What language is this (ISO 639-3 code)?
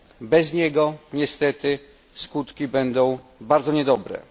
pol